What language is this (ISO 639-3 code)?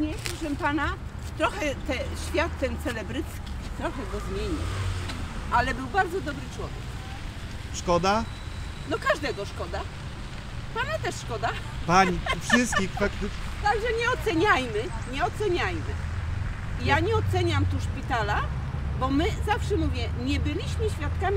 pol